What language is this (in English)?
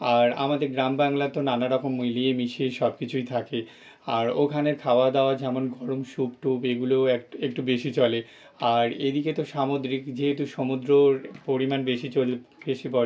Bangla